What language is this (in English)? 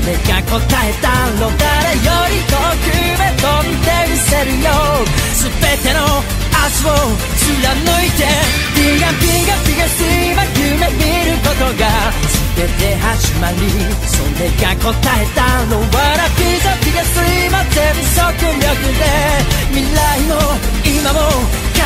Korean